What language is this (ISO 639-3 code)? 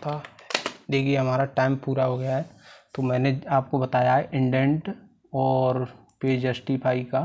hin